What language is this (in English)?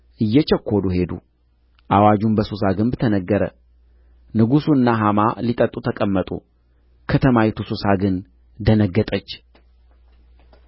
Amharic